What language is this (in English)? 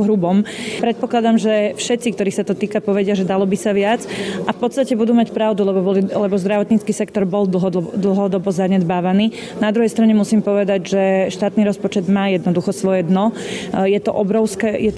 Slovak